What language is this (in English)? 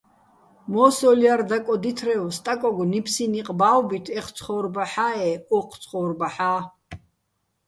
Bats